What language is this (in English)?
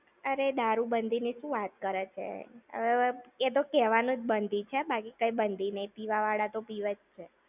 Gujarati